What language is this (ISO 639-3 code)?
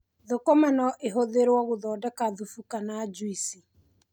kik